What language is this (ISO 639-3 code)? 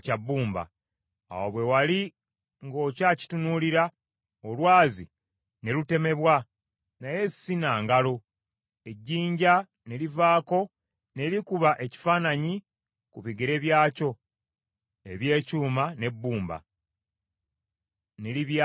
lug